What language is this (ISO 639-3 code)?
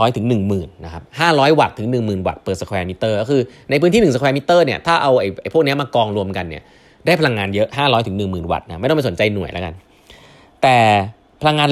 tha